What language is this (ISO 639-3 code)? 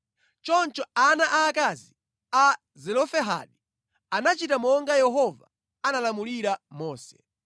nya